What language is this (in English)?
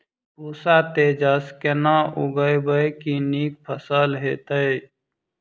Maithili